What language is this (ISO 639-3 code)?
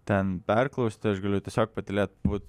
lit